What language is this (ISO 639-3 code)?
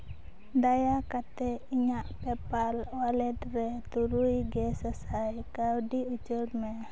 sat